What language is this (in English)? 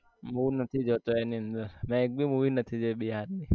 Gujarati